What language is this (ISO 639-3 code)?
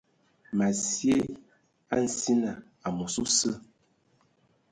ewo